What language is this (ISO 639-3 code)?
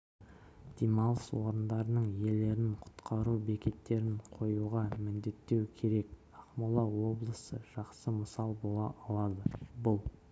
kaz